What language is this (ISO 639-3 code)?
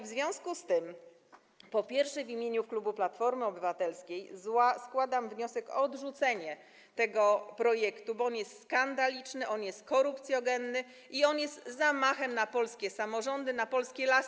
pol